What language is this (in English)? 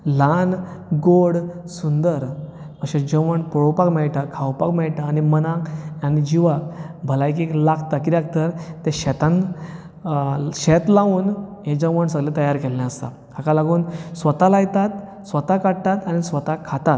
Konkani